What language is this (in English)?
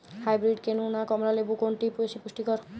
Bangla